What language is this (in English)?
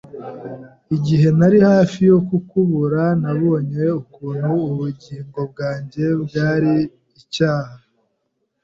Kinyarwanda